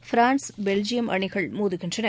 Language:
Tamil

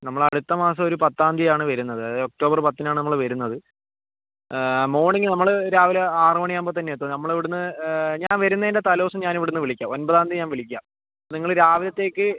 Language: Malayalam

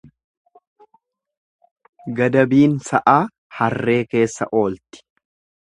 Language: Oromo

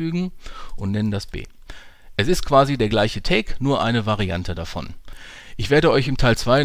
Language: German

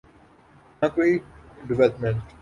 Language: Urdu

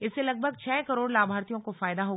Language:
Hindi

